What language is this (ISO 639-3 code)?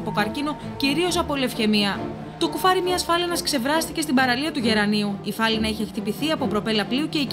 ell